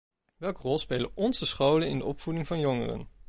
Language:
Dutch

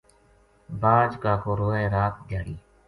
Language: Gujari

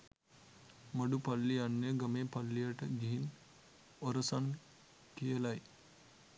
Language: Sinhala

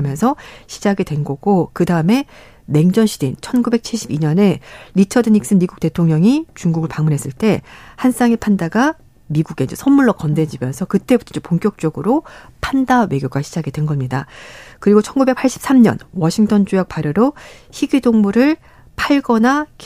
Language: Korean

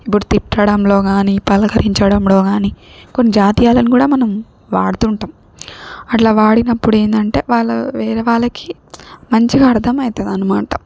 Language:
Telugu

